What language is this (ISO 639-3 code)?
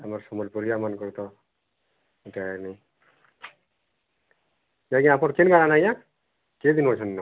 ori